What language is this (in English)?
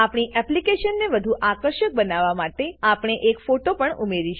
Gujarati